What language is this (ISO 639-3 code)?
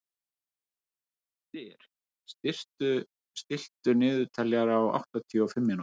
isl